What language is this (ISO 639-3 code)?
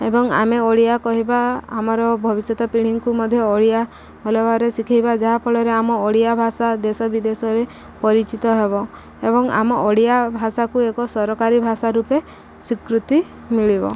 ori